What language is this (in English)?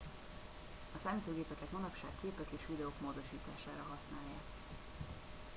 Hungarian